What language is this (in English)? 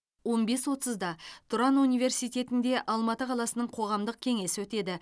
Kazakh